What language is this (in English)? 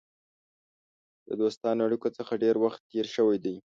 Pashto